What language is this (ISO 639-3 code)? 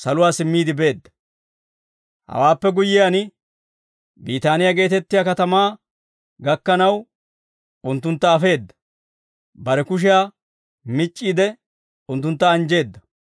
dwr